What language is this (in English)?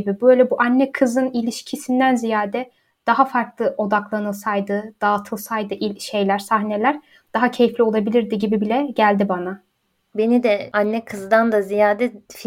Turkish